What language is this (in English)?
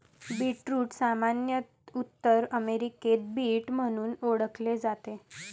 Marathi